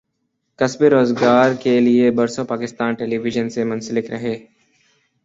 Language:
Urdu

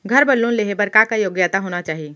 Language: Chhattisgarhi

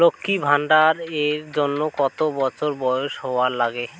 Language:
Bangla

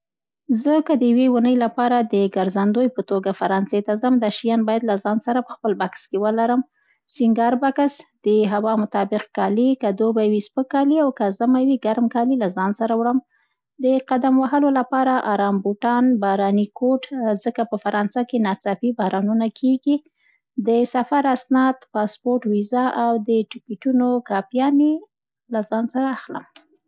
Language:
Central Pashto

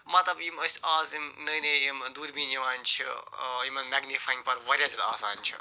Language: Kashmiri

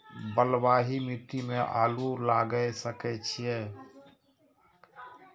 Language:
Maithili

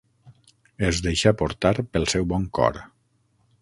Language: Catalan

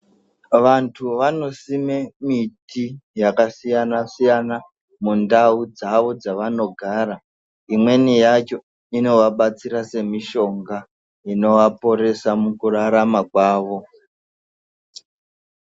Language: Ndau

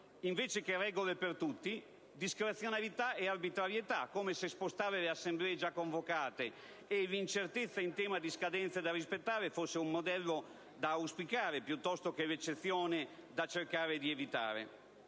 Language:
Italian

